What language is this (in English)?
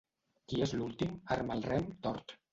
Catalan